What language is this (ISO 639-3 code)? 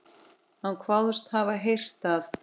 isl